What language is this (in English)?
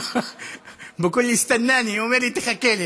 Hebrew